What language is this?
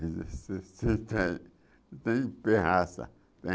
Portuguese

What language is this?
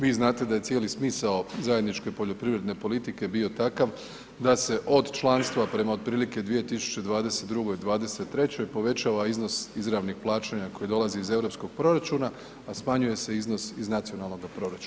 Croatian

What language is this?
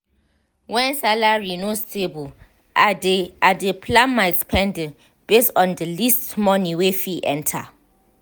Nigerian Pidgin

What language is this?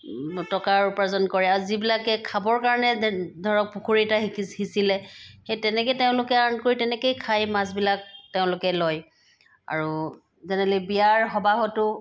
Assamese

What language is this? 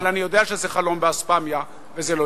Hebrew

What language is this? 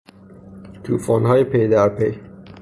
Persian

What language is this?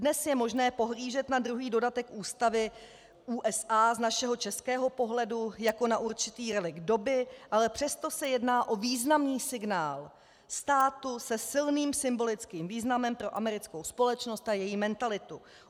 Czech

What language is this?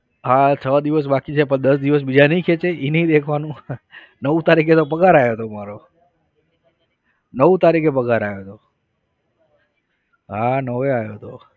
Gujarati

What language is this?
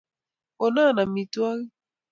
Kalenjin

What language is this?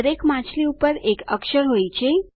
Gujarati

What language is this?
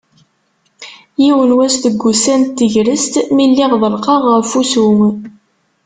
Kabyle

